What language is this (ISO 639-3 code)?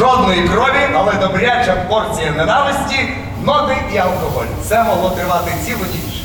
ukr